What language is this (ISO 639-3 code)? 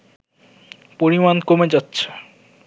ben